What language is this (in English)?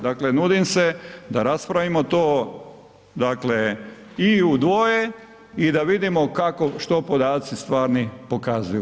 Croatian